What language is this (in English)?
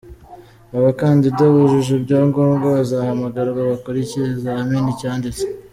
Kinyarwanda